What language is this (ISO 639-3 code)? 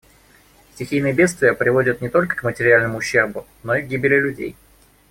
rus